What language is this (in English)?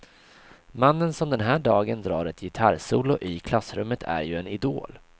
Swedish